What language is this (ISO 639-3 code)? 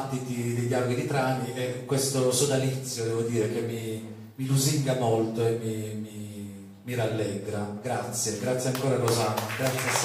ita